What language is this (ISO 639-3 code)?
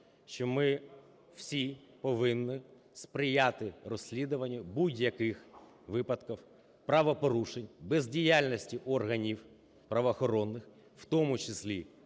ukr